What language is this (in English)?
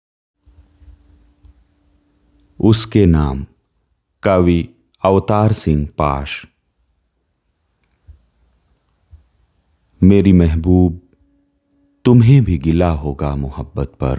Hindi